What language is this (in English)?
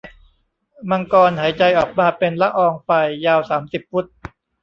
Thai